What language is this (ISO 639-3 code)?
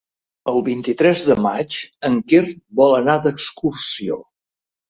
cat